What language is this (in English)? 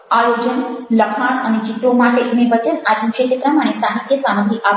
Gujarati